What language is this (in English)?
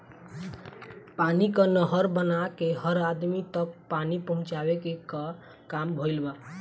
Bhojpuri